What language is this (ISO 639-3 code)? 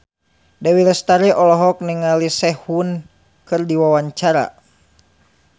sun